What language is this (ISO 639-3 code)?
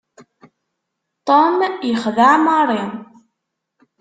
kab